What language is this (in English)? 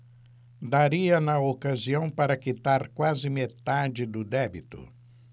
Portuguese